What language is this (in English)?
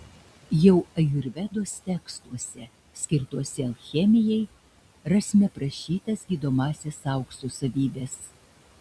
Lithuanian